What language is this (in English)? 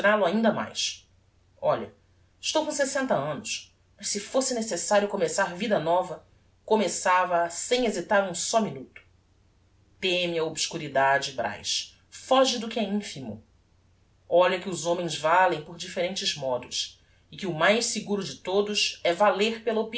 Portuguese